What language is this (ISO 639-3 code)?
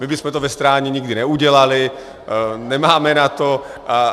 ces